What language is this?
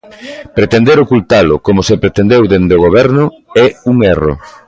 Galician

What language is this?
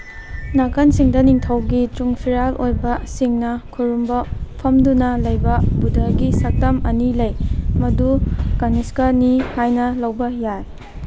Manipuri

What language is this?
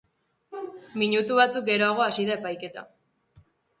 Basque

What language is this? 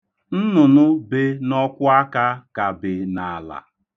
Igbo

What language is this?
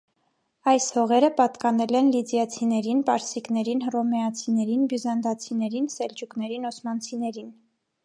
Armenian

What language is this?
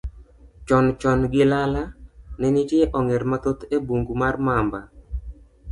Luo (Kenya and Tanzania)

